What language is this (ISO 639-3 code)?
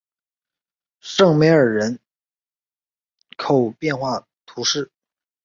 zho